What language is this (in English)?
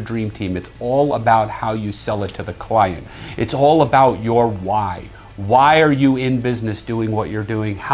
English